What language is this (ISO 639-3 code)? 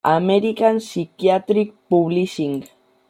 spa